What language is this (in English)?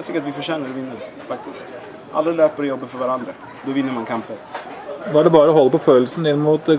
Norwegian